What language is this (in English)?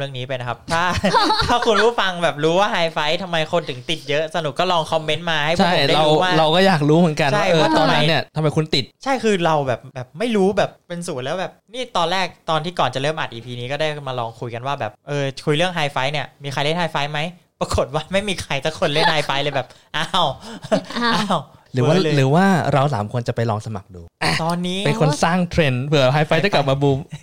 Thai